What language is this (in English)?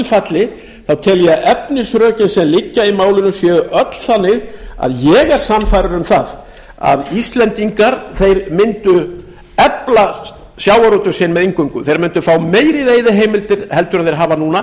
Icelandic